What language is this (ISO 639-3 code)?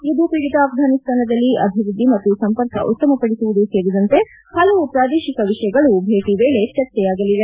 kan